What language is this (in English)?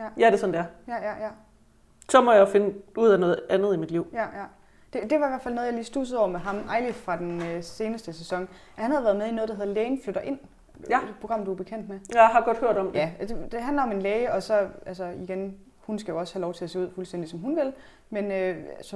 Danish